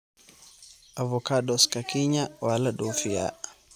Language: Somali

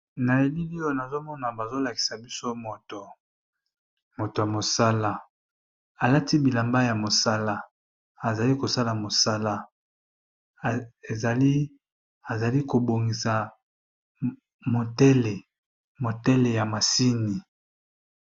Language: Lingala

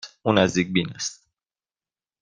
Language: Persian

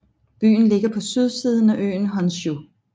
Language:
Danish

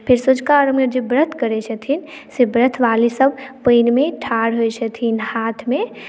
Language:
Maithili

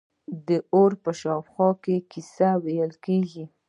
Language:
Pashto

